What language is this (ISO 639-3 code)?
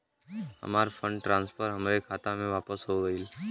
bho